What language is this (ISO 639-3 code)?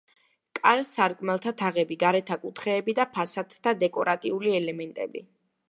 kat